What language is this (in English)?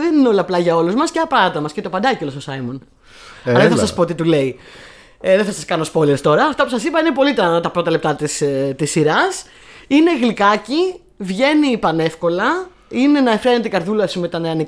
Greek